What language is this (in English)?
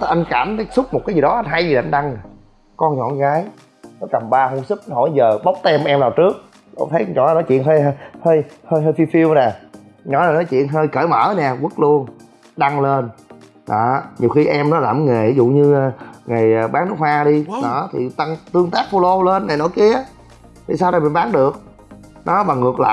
Vietnamese